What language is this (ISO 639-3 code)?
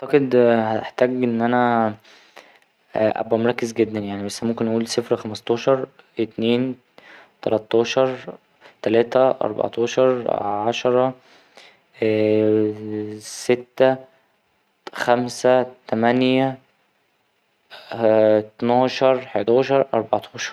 arz